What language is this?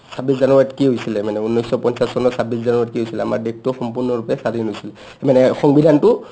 Assamese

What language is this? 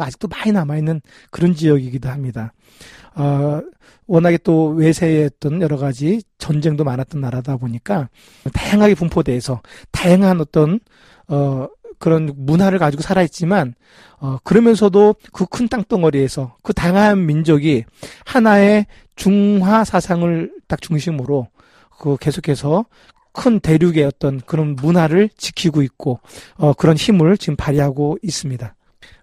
Korean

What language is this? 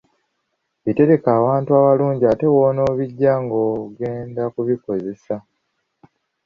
Ganda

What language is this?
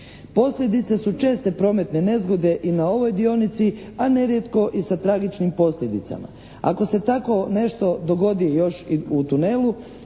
Croatian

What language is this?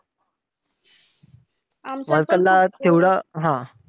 Marathi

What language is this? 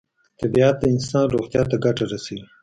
Pashto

